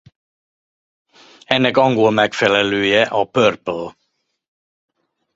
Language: Hungarian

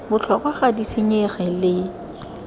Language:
Tswana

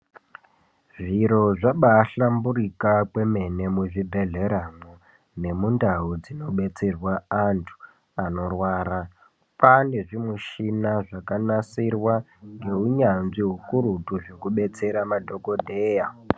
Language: Ndau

